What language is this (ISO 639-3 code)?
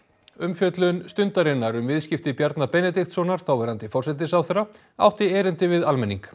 isl